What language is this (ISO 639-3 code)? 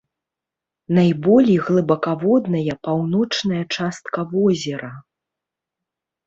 bel